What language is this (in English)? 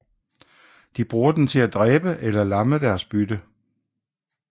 Danish